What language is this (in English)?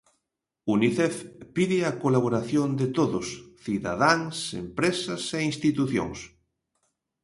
Galician